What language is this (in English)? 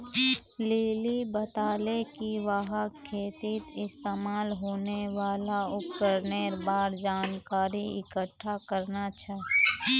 Magahi